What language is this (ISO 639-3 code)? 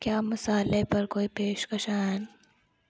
doi